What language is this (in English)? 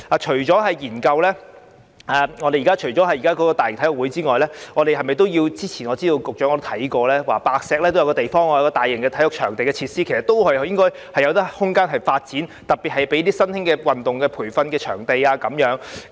Cantonese